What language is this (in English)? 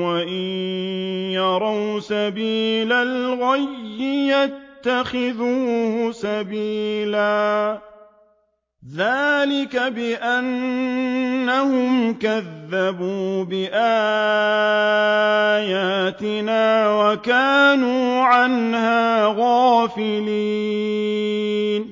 Arabic